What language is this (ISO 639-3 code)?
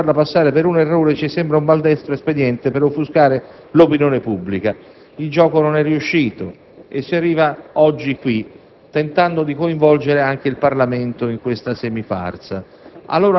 ita